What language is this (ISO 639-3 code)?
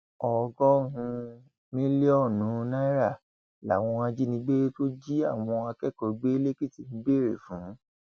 yor